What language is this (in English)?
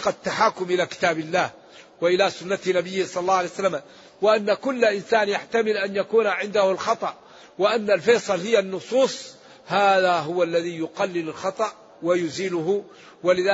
Arabic